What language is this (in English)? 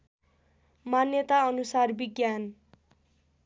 Nepali